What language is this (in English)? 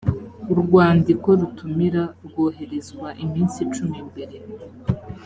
Kinyarwanda